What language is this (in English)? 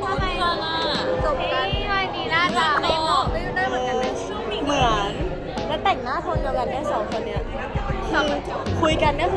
Thai